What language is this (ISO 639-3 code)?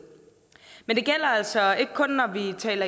dan